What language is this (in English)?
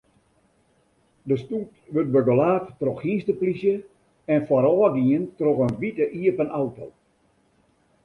Western Frisian